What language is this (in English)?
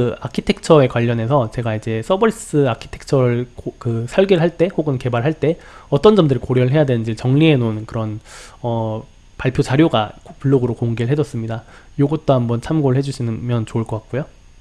Korean